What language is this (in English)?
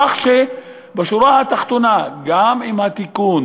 Hebrew